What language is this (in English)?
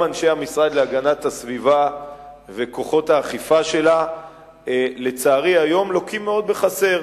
Hebrew